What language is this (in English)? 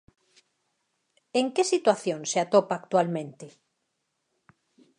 Galician